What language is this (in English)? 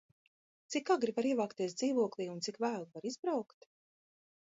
Latvian